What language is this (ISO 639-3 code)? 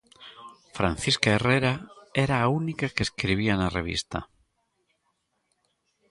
glg